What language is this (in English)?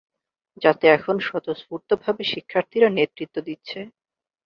Bangla